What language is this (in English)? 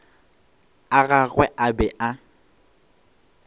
Northern Sotho